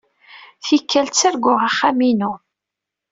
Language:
Kabyle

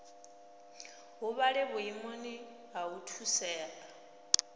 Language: Venda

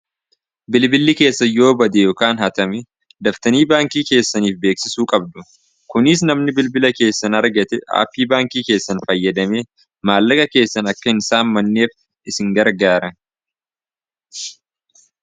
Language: Oromo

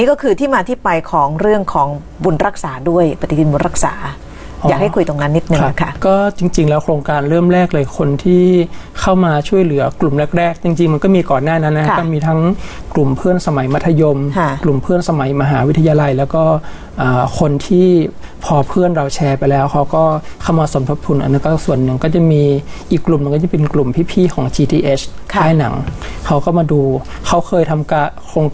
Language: Thai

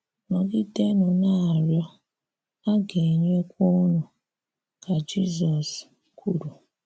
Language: Igbo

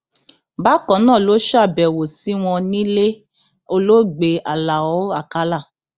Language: Yoruba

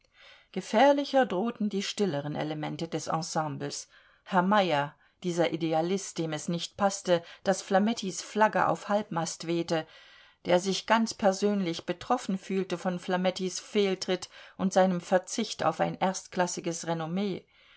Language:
German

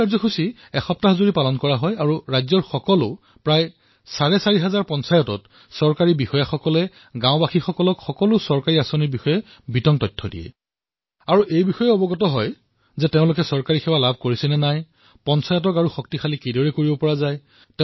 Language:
Assamese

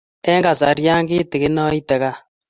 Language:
Kalenjin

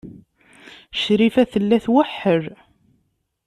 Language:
Kabyle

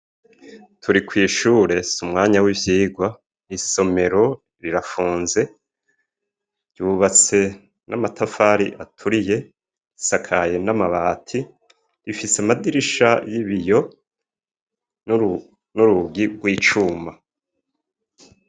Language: Rundi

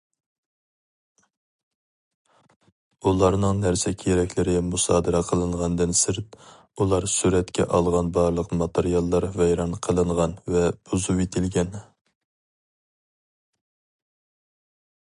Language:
Uyghur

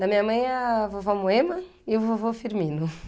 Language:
Portuguese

